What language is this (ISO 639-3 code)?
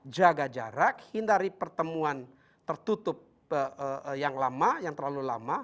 ind